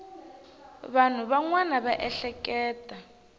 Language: Tsonga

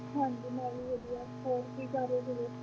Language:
Punjabi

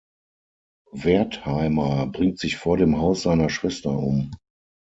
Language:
German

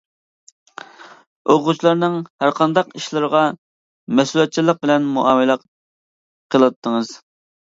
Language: Uyghur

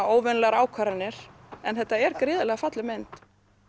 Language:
Icelandic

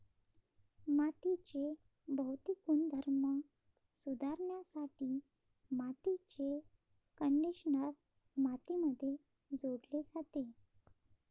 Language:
Marathi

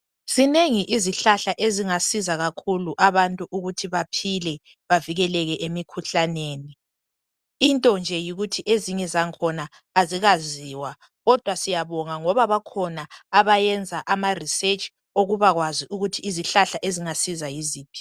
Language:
North Ndebele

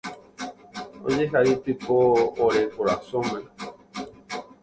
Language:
Guarani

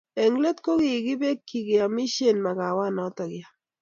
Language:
Kalenjin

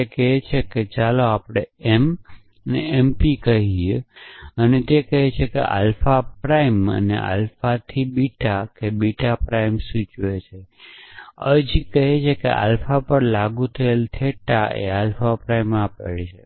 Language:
Gujarati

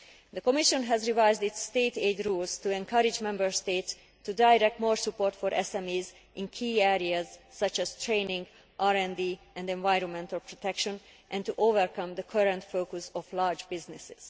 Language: English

